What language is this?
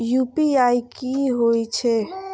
Maithili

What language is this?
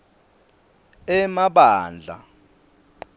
Swati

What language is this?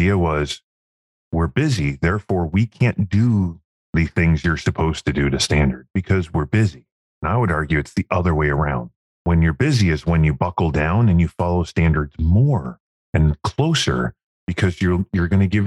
English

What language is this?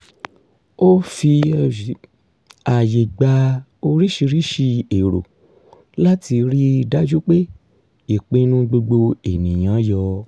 Yoruba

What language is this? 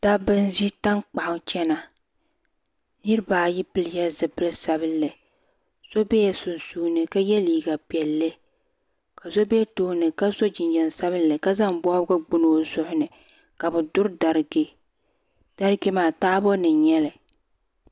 Dagbani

